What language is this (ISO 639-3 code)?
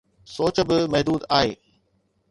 snd